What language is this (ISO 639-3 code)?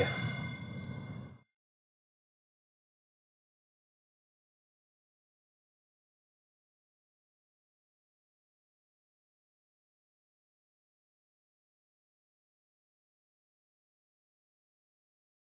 ind